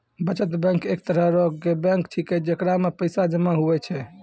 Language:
Maithili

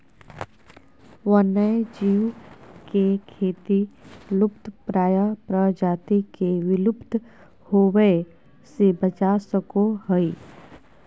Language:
Magahi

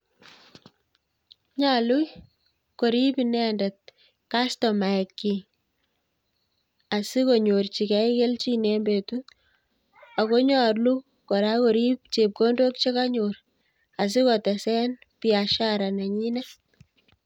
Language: Kalenjin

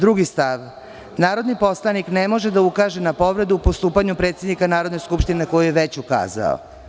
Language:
Serbian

